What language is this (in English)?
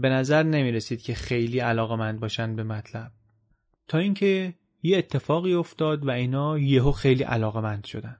Persian